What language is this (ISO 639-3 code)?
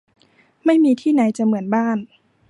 tha